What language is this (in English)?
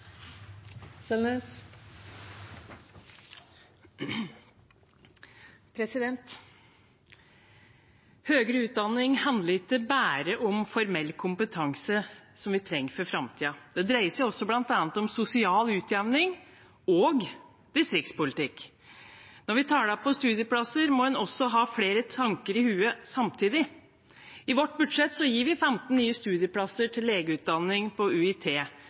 Norwegian Bokmål